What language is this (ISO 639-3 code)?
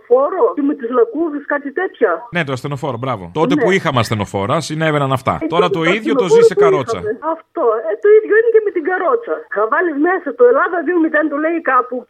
ell